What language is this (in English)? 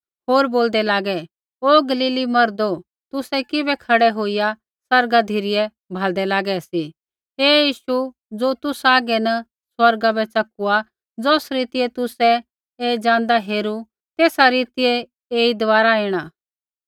Kullu Pahari